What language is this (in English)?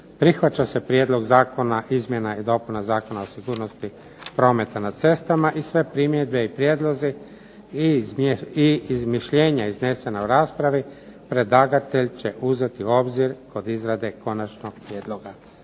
Croatian